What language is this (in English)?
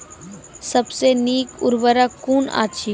Maithili